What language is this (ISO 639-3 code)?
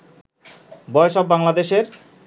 ben